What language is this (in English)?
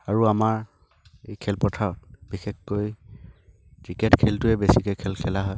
Assamese